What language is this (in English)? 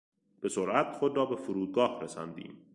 Persian